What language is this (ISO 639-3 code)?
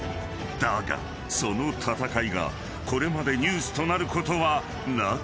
jpn